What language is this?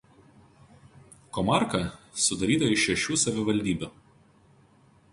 Lithuanian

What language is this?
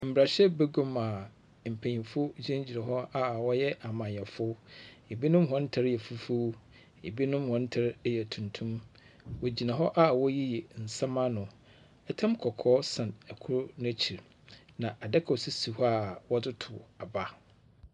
Akan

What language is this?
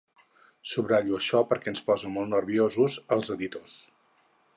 Catalan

